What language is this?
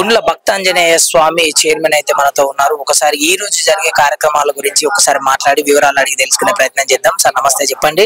Telugu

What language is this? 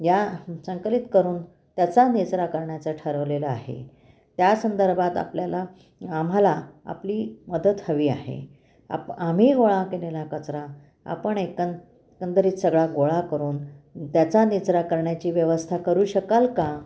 Marathi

